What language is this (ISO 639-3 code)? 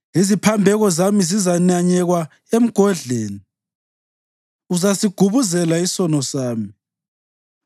nde